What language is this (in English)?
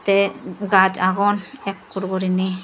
Chakma